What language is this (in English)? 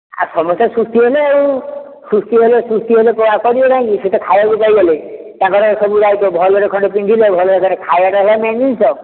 Odia